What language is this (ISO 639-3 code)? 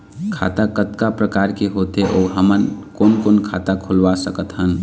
hne